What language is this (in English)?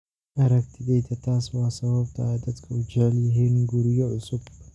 Somali